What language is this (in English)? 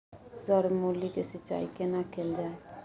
Maithili